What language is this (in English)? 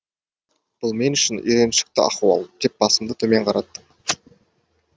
Kazakh